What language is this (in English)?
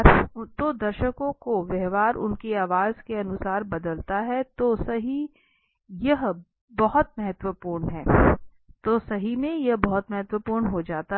Hindi